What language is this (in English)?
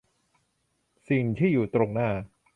Thai